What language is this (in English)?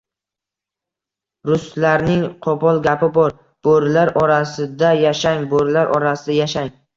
Uzbek